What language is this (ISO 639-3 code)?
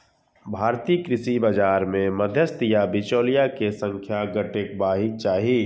mai